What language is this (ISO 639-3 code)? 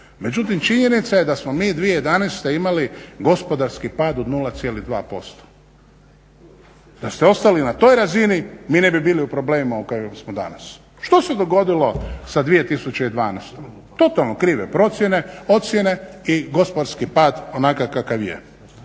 hrv